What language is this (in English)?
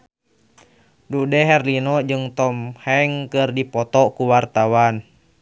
Sundanese